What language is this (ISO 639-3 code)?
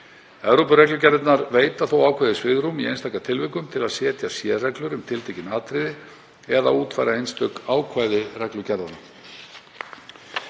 isl